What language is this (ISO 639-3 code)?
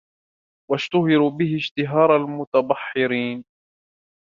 ara